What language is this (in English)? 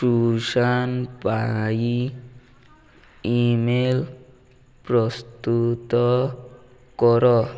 Odia